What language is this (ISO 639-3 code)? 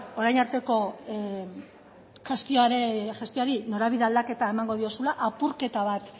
eus